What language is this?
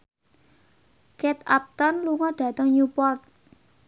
Javanese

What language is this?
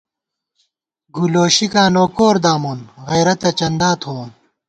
Gawar-Bati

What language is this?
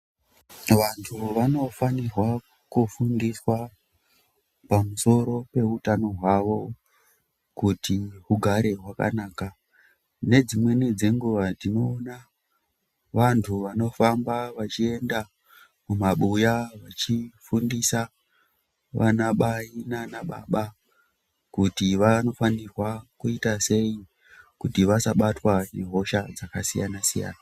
Ndau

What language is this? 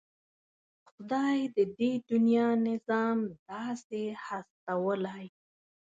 Pashto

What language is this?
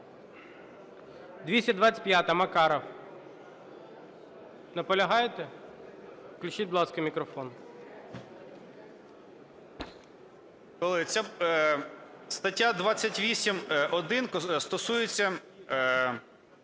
Ukrainian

